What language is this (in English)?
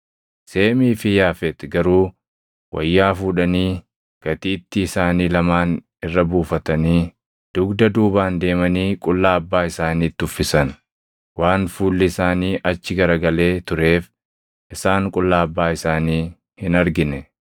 Oromo